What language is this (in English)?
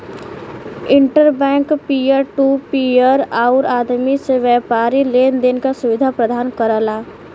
Bhojpuri